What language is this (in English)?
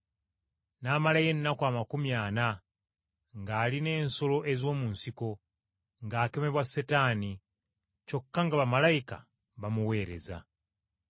Ganda